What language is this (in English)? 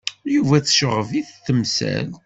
Kabyle